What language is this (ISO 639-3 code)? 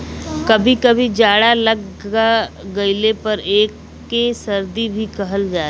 bho